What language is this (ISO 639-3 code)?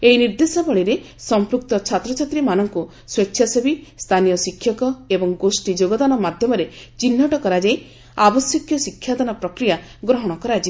ori